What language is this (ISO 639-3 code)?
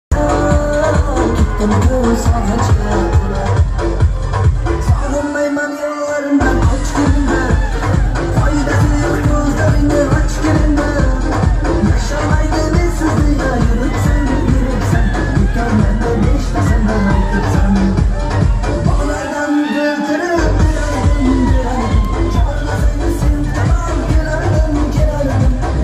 ara